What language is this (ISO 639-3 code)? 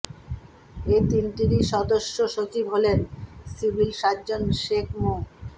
ben